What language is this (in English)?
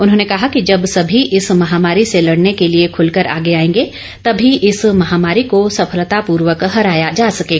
Hindi